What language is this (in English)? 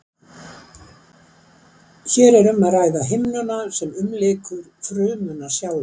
Icelandic